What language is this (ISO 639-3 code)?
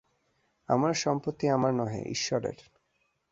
ben